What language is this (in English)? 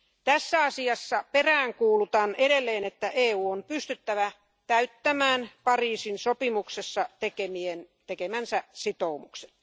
Finnish